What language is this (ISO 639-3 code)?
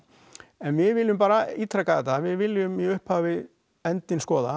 isl